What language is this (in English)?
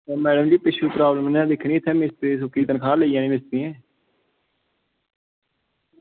Dogri